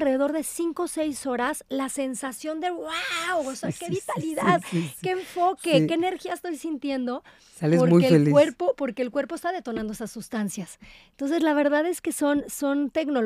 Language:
Spanish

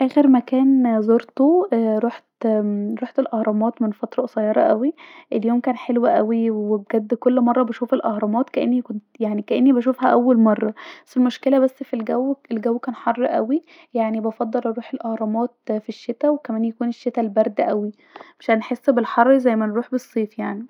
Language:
Egyptian Arabic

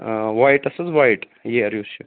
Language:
Kashmiri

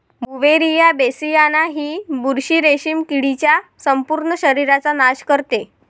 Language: Marathi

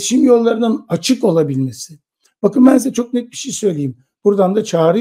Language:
Turkish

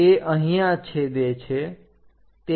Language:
Gujarati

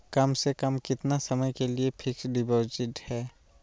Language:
Magahi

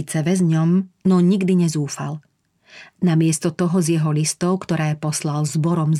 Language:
Slovak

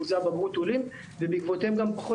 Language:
Hebrew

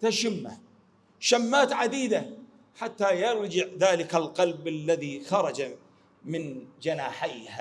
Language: Arabic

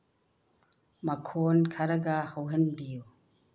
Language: Manipuri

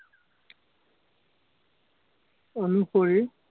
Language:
Assamese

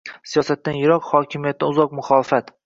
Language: Uzbek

